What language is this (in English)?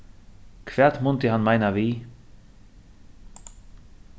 Faroese